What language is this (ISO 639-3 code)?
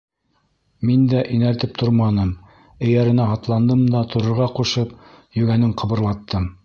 bak